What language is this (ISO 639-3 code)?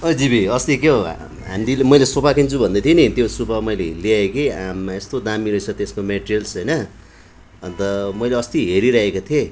nep